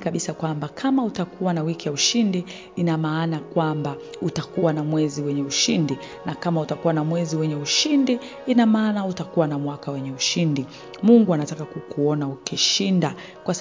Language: Swahili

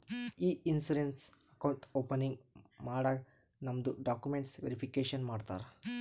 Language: Kannada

